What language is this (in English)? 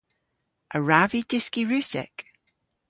Cornish